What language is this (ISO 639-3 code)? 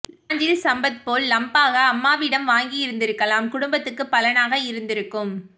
tam